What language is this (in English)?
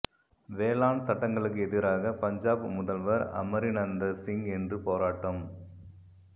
Tamil